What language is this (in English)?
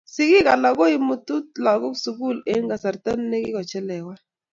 Kalenjin